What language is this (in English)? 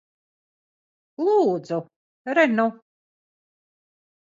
Latvian